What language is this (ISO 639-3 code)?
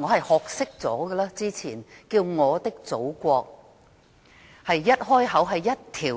yue